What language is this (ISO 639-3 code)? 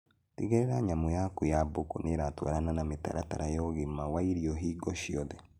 kik